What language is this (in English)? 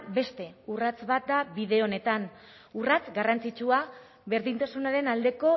Basque